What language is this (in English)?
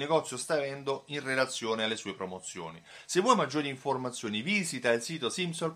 Italian